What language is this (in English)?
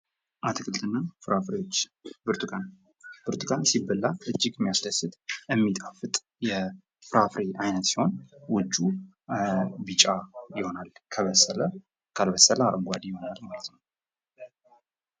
Amharic